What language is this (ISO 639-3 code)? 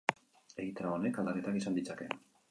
eus